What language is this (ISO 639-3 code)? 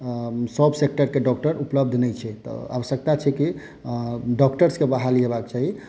mai